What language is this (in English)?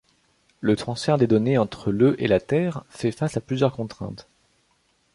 French